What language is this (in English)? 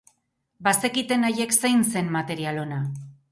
Basque